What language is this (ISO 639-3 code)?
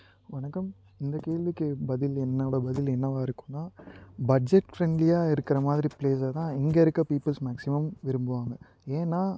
tam